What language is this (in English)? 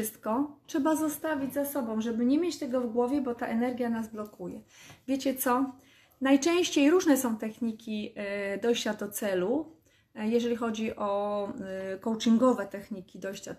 Polish